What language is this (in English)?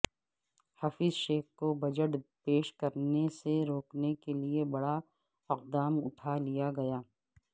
Urdu